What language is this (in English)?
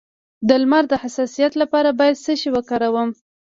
Pashto